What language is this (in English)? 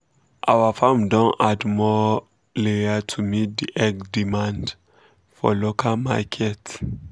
Nigerian Pidgin